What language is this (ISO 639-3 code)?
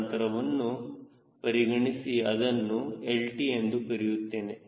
kan